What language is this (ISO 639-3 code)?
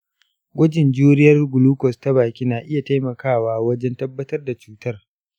hau